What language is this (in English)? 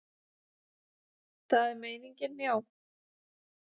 Icelandic